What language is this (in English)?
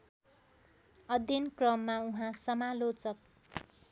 Nepali